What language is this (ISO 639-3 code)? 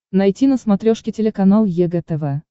rus